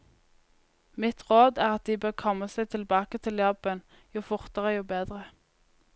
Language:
Norwegian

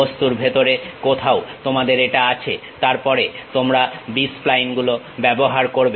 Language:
Bangla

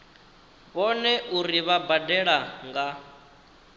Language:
Venda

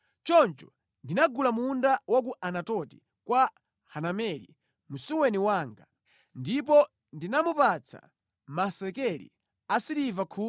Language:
Nyanja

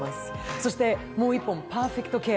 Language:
Japanese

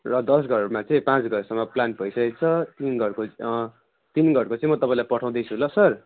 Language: Nepali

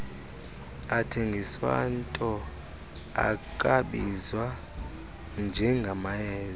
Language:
Xhosa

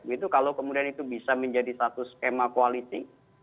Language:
Indonesian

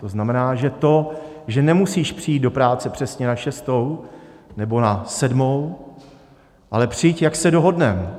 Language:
Czech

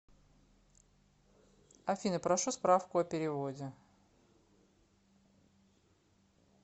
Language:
Russian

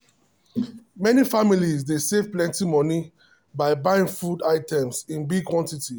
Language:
Nigerian Pidgin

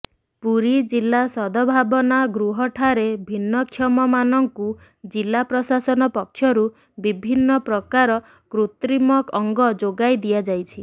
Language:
Odia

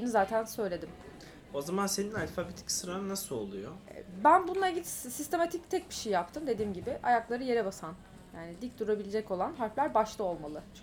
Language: Turkish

